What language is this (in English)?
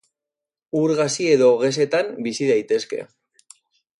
Basque